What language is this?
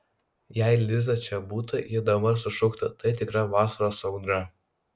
Lithuanian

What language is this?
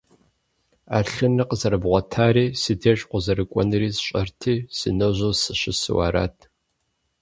Kabardian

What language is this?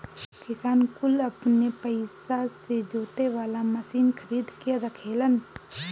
Bhojpuri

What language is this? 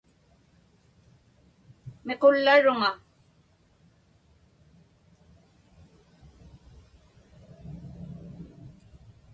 Inupiaq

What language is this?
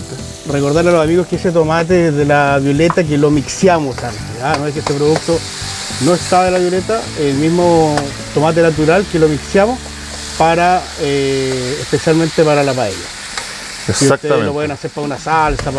Spanish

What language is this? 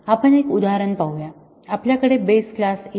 Marathi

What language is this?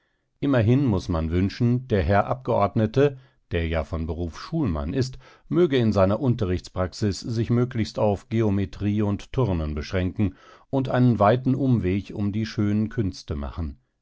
German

